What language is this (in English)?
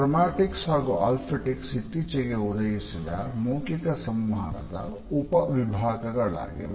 Kannada